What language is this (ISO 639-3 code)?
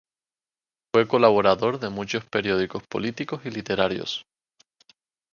spa